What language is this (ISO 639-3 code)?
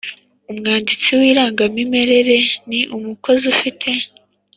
kin